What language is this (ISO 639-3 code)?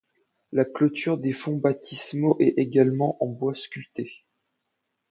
fra